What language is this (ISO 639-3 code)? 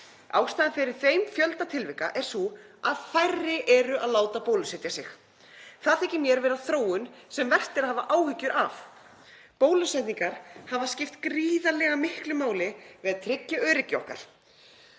isl